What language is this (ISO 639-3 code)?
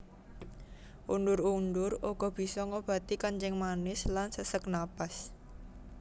jav